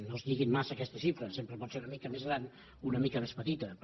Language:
Catalan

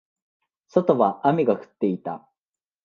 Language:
Japanese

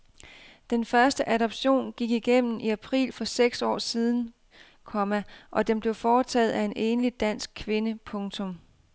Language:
Danish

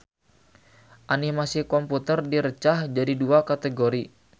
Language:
Sundanese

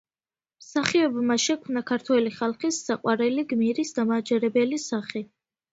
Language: Georgian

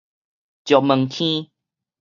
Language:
Min Nan Chinese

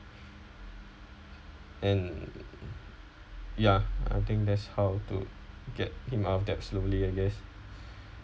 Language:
English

